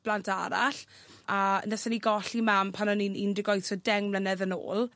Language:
Welsh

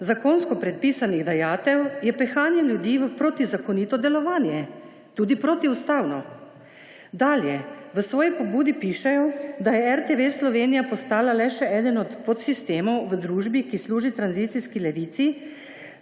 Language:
Slovenian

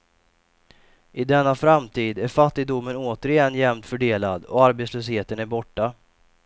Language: Swedish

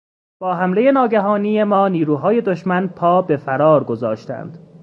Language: Persian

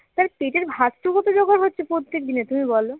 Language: Bangla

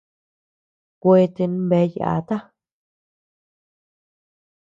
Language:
Tepeuxila Cuicatec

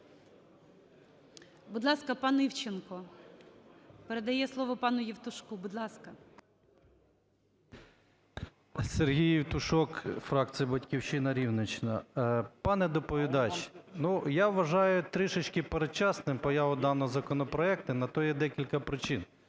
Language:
Ukrainian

